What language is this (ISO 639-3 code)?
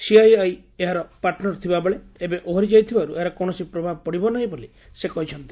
ori